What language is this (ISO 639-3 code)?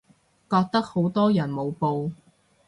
yue